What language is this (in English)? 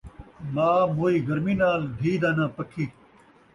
Saraiki